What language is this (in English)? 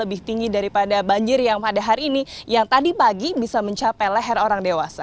Indonesian